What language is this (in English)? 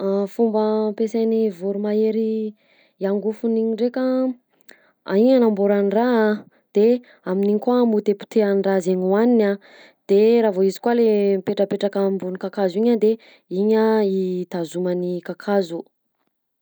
Southern Betsimisaraka Malagasy